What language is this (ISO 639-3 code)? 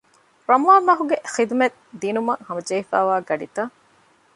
div